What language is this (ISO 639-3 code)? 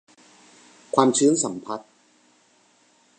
tha